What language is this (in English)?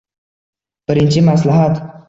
Uzbek